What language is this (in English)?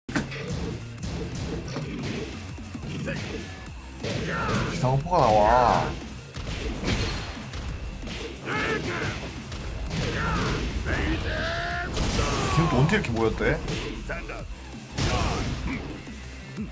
Japanese